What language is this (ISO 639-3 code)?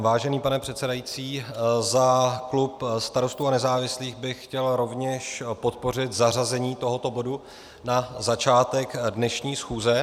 ces